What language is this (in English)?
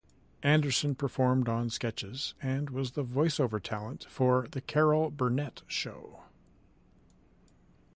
English